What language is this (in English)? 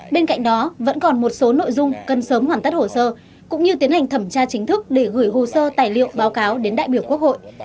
Vietnamese